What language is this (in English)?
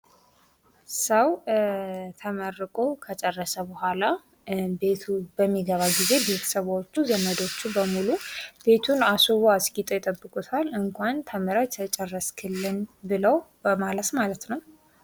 Amharic